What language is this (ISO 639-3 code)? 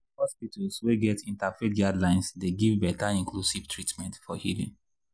pcm